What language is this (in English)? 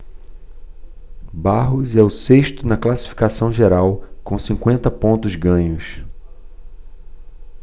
Portuguese